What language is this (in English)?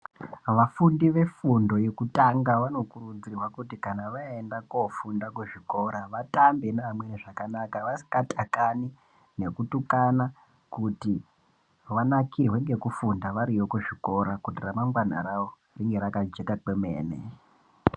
Ndau